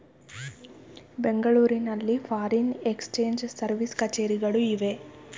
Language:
Kannada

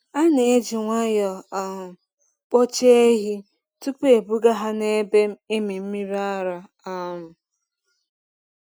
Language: Igbo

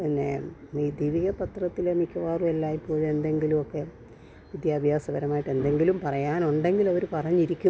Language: Malayalam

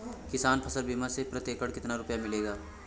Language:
Hindi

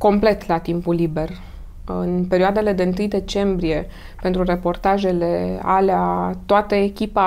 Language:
Romanian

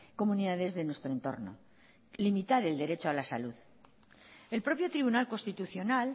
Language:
Spanish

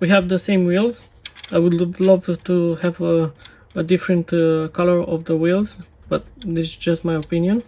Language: English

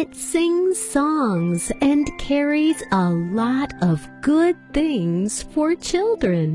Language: English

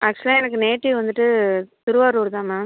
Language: Tamil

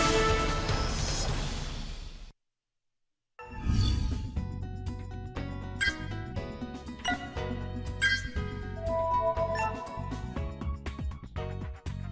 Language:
Vietnamese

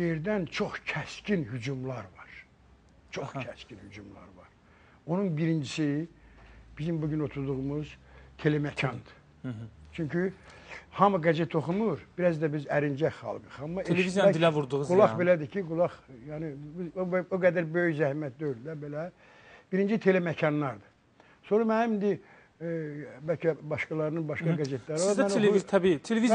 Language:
Turkish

